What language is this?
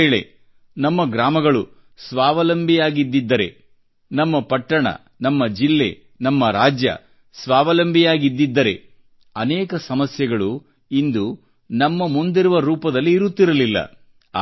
Kannada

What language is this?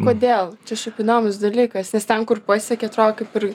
Lithuanian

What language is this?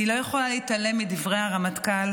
Hebrew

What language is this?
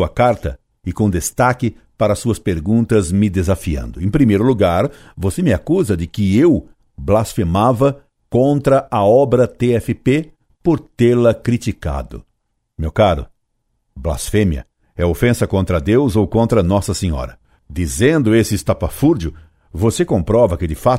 Portuguese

